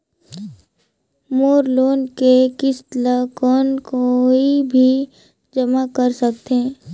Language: Chhattisgarhi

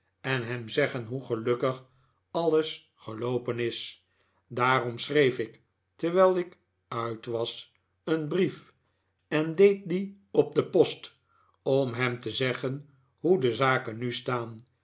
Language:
Dutch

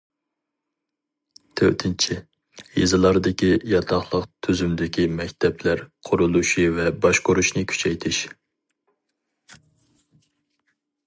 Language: Uyghur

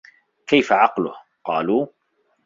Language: Arabic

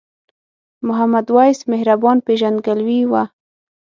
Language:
Pashto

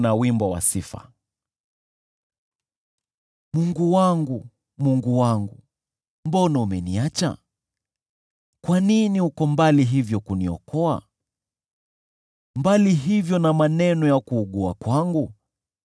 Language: Swahili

